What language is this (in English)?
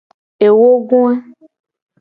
Gen